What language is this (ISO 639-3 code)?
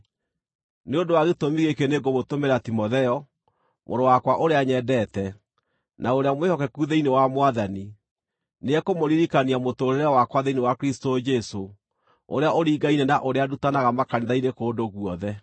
kik